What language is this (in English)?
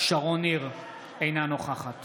Hebrew